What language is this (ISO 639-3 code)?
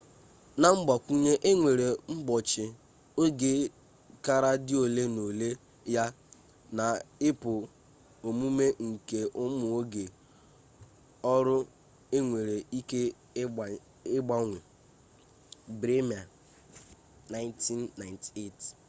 ibo